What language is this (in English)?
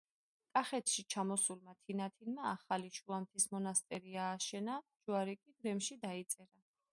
Georgian